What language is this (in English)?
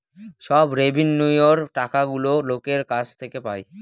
Bangla